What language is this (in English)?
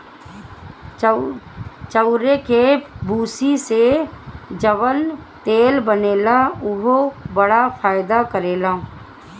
Bhojpuri